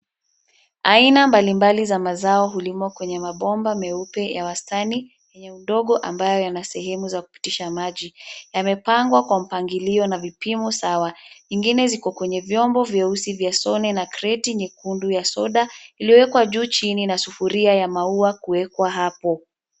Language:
Swahili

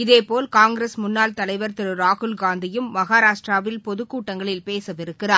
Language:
Tamil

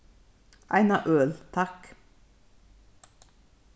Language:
Faroese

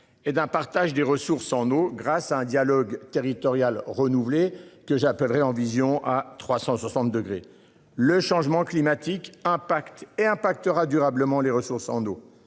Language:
French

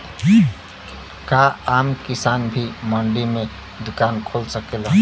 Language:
Bhojpuri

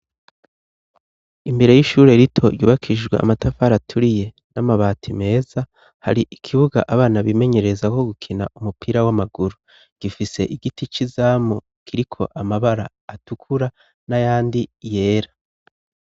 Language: Rundi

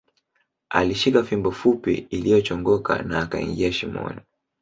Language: Swahili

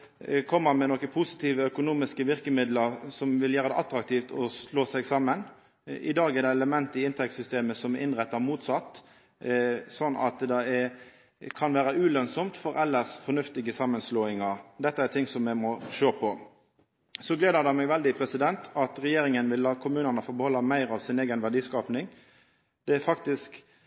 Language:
Norwegian Nynorsk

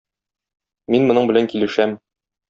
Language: Tatar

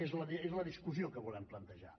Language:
Catalan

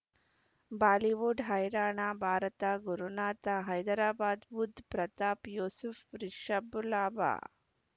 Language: Kannada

